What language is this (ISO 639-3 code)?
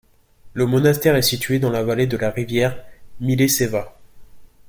fra